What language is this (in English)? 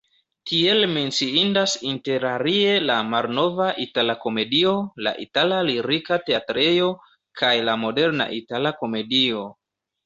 Esperanto